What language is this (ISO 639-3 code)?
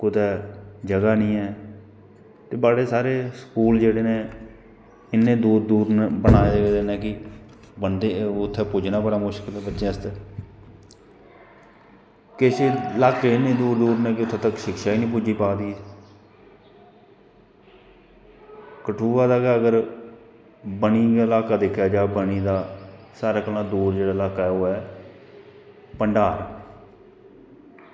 doi